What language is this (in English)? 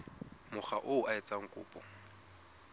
Southern Sotho